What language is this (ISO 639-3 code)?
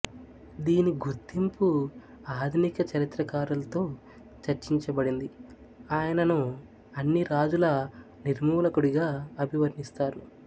tel